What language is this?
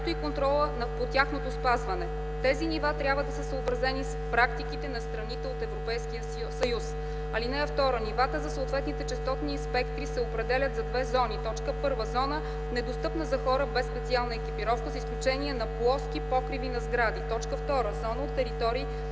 Bulgarian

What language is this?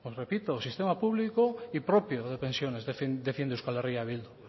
Spanish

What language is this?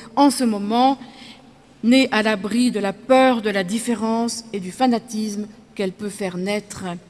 French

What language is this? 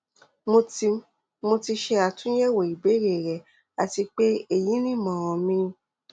Yoruba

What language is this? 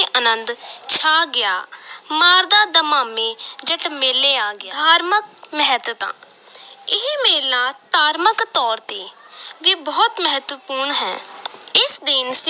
Punjabi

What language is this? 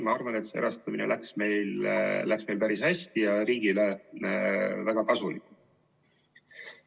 Estonian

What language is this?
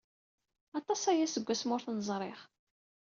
Kabyle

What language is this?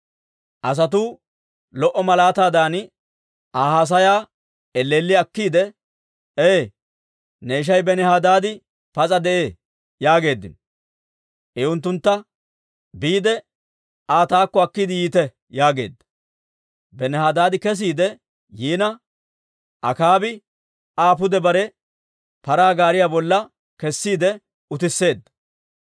Dawro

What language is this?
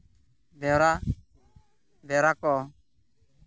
Santali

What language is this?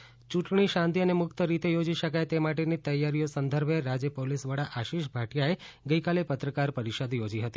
Gujarati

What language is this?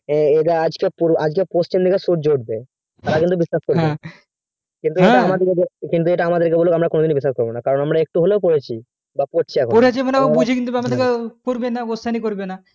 Bangla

